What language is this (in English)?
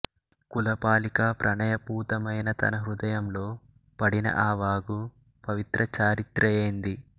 Telugu